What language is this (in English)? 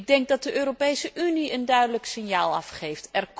Dutch